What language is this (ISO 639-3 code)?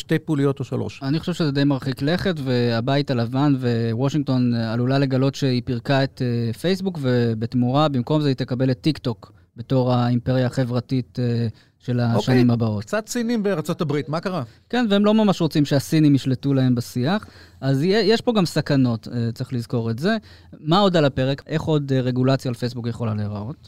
heb